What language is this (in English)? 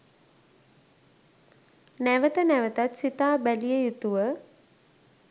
Sinhala